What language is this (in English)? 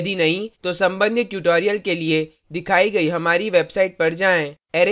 Hindi